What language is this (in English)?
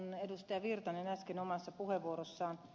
Finnish